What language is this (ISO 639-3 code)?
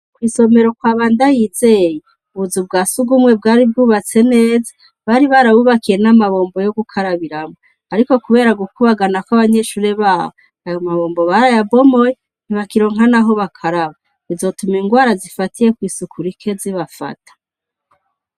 run